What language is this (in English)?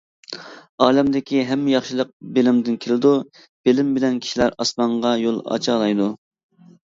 Uyghur